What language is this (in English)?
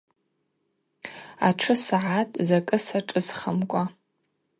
Abaza